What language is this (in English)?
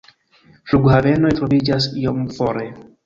Esperanto